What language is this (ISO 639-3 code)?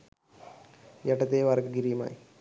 sin